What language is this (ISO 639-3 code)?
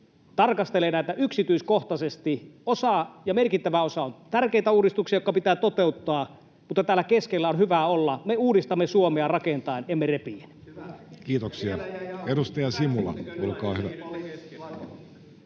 fin